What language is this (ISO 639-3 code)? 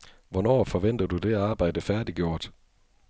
dan